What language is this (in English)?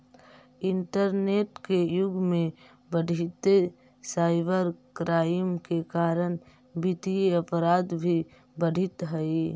Magahi